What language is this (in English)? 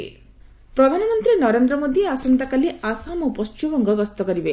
Odia